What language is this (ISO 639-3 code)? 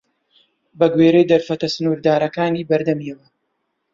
ckb